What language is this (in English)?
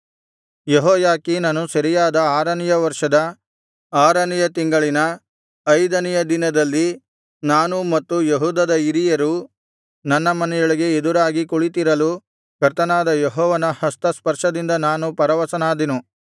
Kannada